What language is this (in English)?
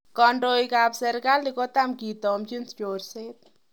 Kalenjin